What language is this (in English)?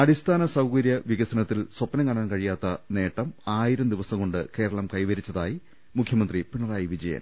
Malayalam